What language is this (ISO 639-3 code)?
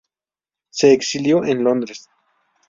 spa